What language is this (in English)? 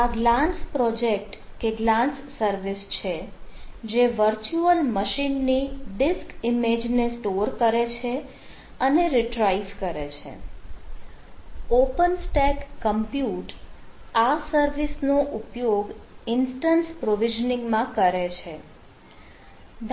Gujarati